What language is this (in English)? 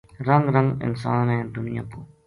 Gujari